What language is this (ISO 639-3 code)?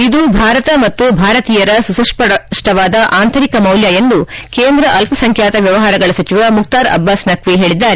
kan